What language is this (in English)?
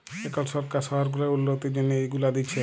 Bangla